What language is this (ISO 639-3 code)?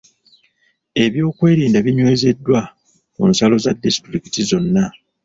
lug